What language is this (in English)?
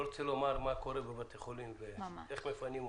Hebrew